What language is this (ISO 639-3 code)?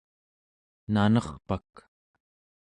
esu